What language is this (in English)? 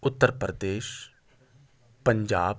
Urdu